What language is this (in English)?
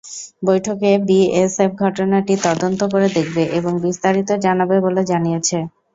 Bangla